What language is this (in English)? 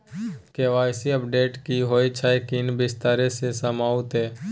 Maithili